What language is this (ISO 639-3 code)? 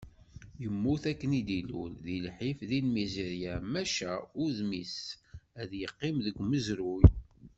kab